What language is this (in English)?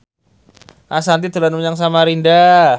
Javanese